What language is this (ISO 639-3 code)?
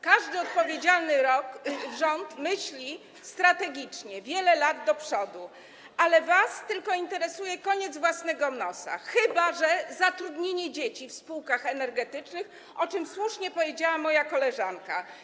pol